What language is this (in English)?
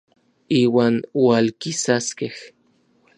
Orizaba Nahuatl